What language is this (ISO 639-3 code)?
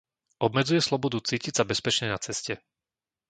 slk